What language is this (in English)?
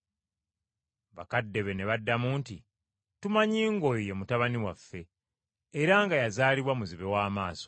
Ganda